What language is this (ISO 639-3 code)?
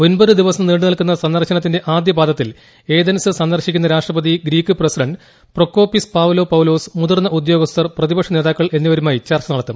mal